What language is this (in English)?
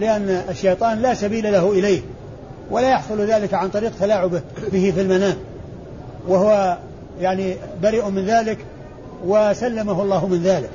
Arabic